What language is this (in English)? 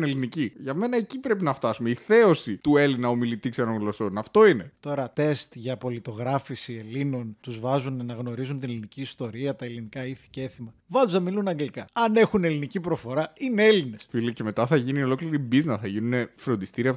Greek